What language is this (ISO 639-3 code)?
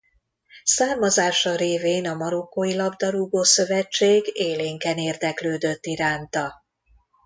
hun